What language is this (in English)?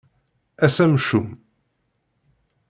Kabyle